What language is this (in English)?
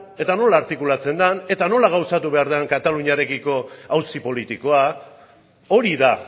Basque